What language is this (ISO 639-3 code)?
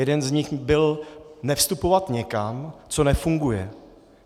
ces